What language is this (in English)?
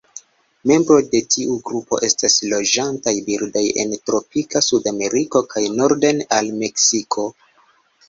Esperanto